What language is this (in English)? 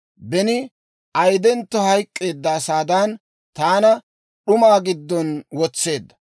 Dawro